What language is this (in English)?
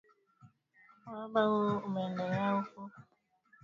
Swahili